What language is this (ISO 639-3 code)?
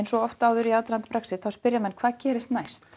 isl